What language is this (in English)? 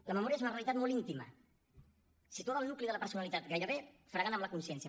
Catalan